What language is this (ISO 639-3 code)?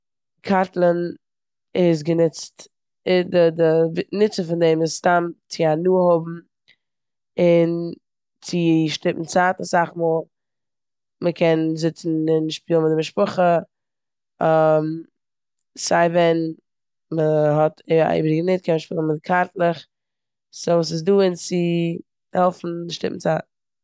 yid